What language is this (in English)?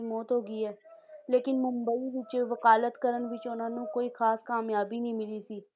Punjabi